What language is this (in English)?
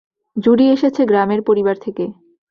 Bangla